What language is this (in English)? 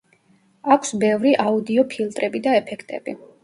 Georgian